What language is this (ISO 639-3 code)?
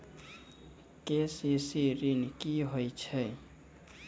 mai